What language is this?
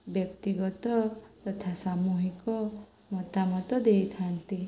Odia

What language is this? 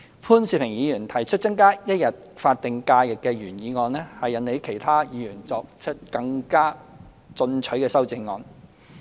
Cantonese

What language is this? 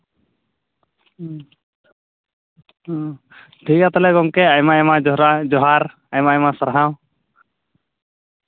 Santali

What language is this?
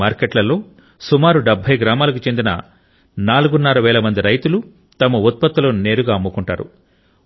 Telugu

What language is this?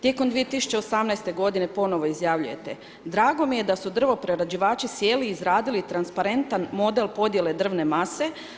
Croatian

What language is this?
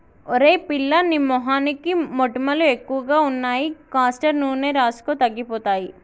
Telugu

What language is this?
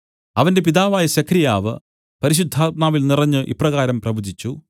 Malayalam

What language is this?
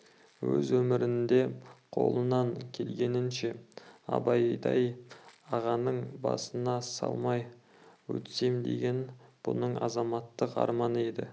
Kazakh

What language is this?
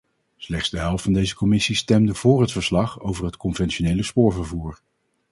Dutch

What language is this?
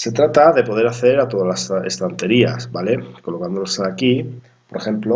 Spanish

